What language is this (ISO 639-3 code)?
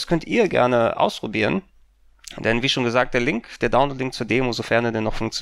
deu